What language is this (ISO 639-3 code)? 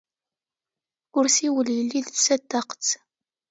kab